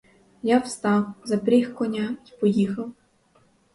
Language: Ukrainian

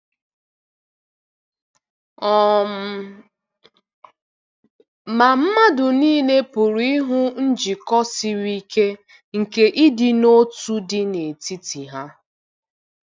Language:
Igbo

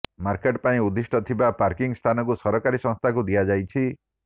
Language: Odia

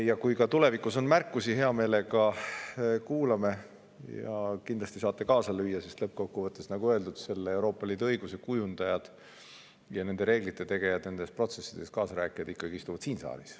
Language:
Estonian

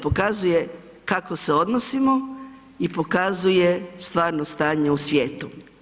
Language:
Croatian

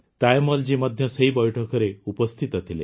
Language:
Odia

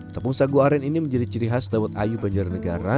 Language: Indonesian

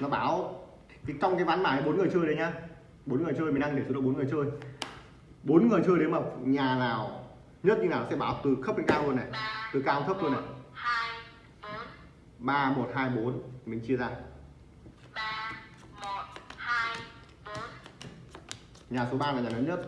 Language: Vietnamese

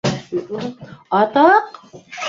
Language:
Bashkir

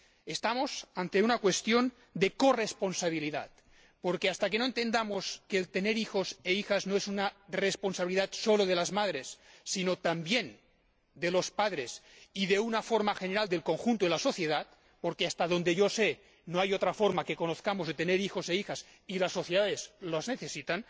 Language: Spanish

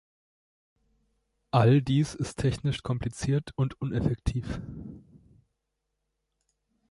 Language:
German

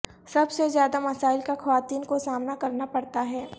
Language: Urdu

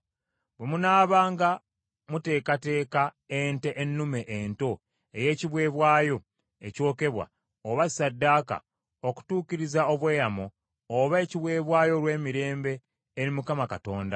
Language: Ganda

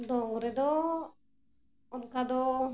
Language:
Santali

